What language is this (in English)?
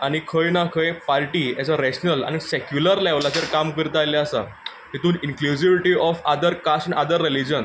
Konkani